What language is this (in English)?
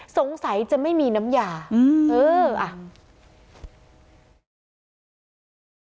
Thai